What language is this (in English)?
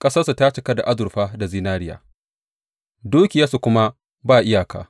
Hausa